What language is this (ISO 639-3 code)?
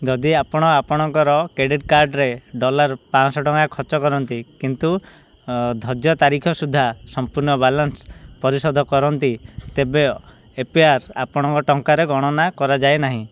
ori